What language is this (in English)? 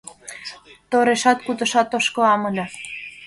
Mari